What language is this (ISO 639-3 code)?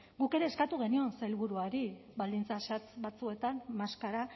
eus